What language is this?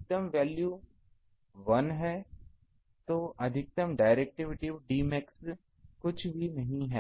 Hindi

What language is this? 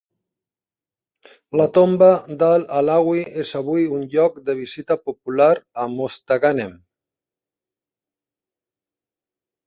Catalan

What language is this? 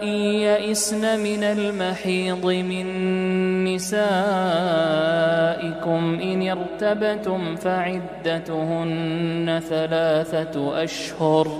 Arabic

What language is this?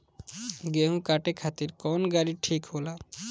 Bhojpuri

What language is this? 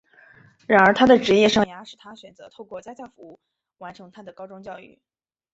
Chinese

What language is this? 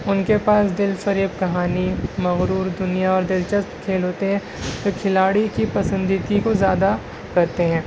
Urdu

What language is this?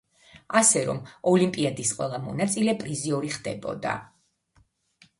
Georgian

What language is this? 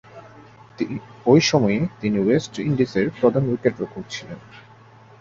Bangla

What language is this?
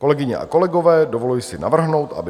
Czech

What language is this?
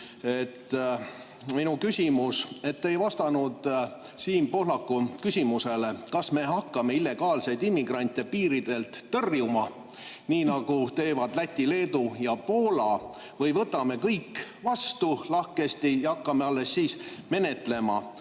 Estonian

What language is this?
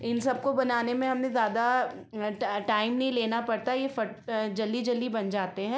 Hindi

